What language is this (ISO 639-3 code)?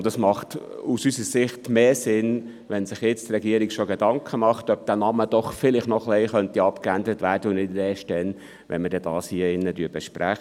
gsw